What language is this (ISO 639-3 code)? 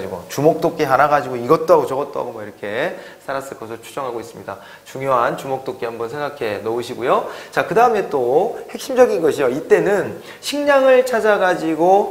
kor